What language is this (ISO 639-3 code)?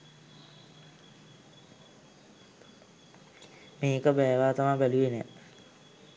sin